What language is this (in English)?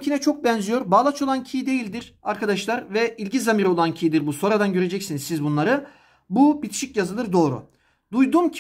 Turkish